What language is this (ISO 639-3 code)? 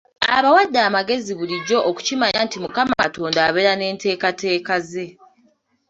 lug